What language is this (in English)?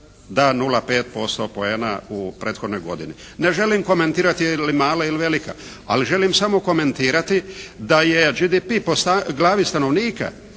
Croatian